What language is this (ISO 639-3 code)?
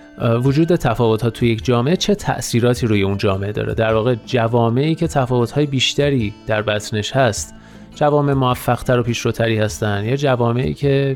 fas